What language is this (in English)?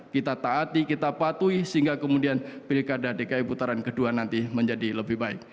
Indonesian